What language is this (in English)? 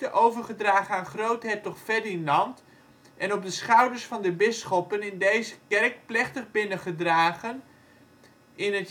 Dutch